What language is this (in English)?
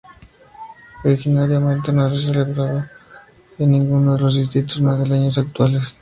Spanish